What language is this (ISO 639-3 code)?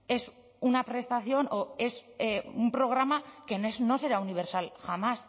spa